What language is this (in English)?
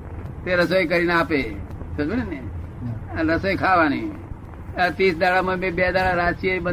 Gujarati